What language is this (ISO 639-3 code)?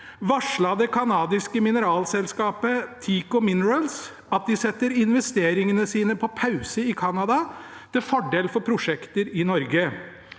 nor